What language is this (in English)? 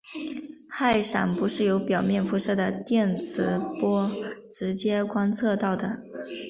Chinese